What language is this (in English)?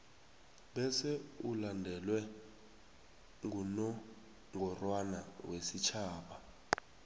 South Ndebele